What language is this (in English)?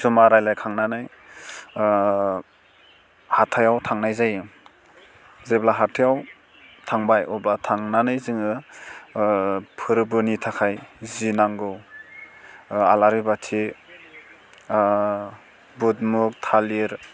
Bodo